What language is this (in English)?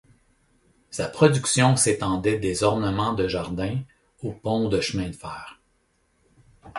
French